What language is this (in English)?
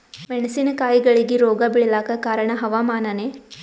Kannada